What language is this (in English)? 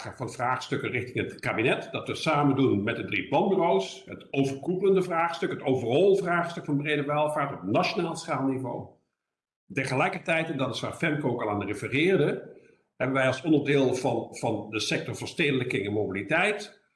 Dutch